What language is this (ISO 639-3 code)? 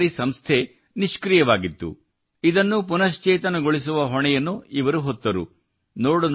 kan